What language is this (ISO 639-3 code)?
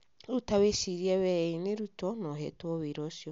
kik